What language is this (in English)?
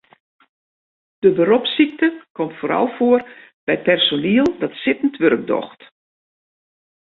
Western Frisian